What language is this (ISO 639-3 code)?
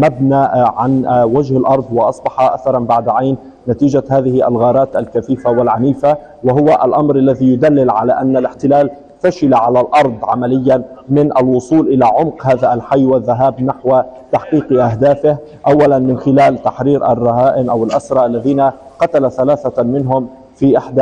ara